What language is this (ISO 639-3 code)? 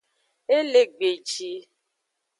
ajg